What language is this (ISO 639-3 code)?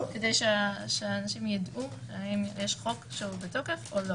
heb